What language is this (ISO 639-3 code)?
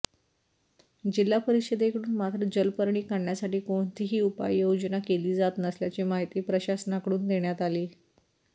mar